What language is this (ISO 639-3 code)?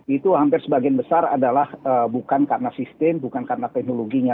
ind